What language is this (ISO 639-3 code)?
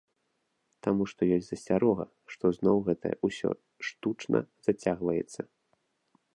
bel